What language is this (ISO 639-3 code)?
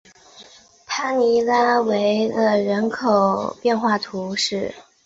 zho